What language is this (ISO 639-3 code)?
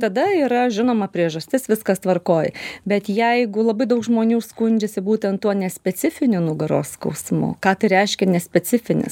lit